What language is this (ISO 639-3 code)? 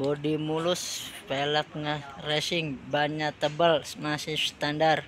ind